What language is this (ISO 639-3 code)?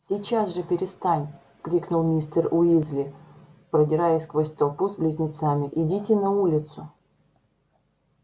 rus